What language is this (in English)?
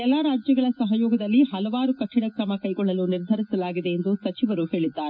Kannada